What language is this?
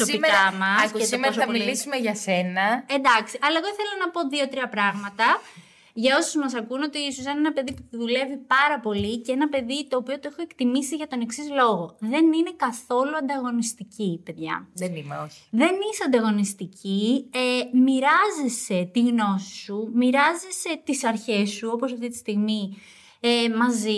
Greek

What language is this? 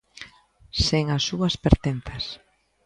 Galician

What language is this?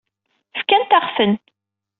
Kabyle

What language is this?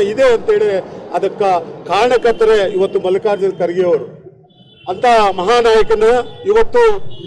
Korean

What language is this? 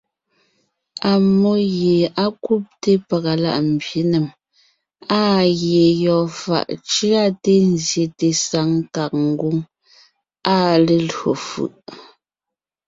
Ngiemboon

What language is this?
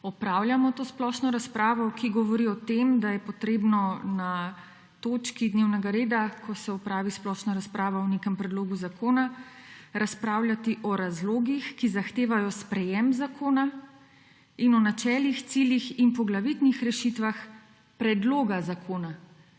Slovenian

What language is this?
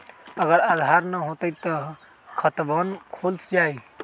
Magahi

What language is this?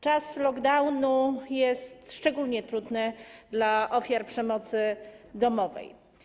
Polish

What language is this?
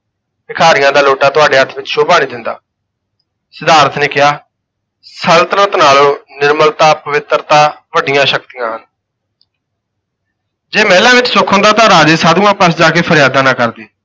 Punjabi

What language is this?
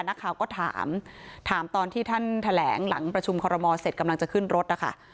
Thai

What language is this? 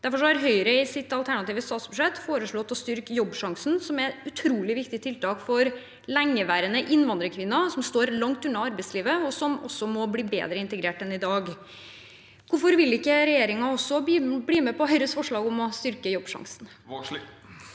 Norwegian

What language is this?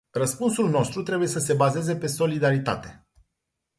Romanian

